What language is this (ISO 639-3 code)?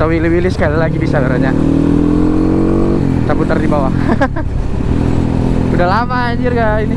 ind